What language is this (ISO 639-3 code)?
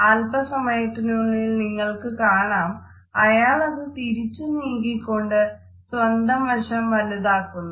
mal